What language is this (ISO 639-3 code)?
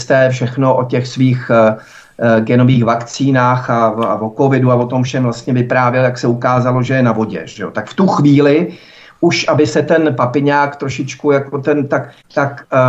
ces